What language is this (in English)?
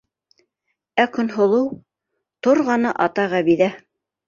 Bashkir